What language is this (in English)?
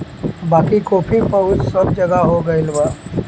Bhojpuri